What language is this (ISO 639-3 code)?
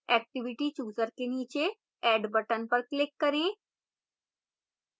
hin